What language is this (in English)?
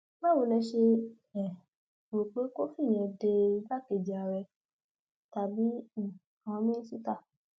Yoruba